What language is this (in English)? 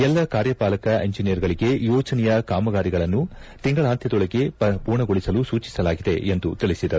Kannada